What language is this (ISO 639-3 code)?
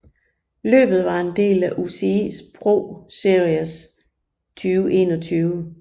dan